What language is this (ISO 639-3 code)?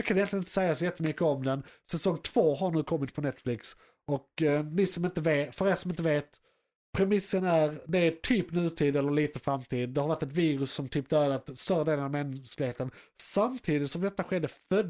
swe